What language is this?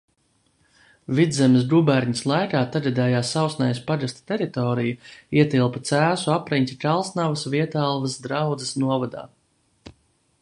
Latvian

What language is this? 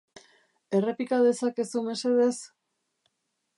Basque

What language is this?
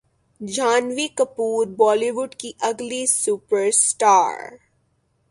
Urdu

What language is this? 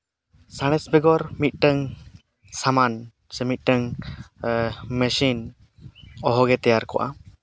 Santali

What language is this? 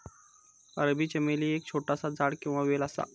Marathi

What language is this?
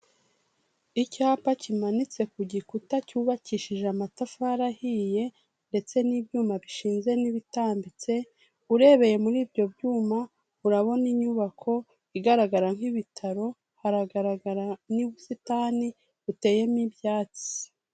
Kinyarwanda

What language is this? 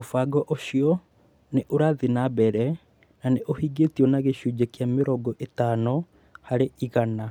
Kikuyu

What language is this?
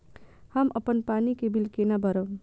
Maithili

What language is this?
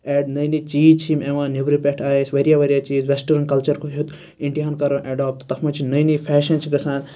Kashmiri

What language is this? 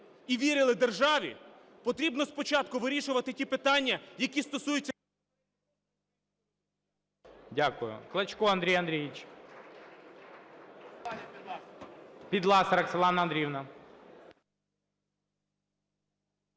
Ukrainian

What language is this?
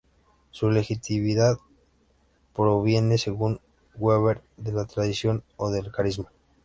Spanish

